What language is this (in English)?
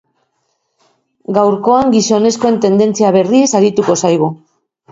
Basque